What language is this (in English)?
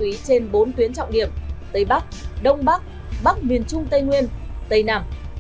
Vietnamese